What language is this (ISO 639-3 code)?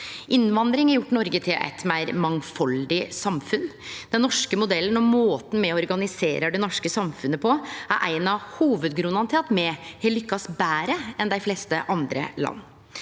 nor